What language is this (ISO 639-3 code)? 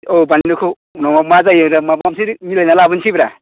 brx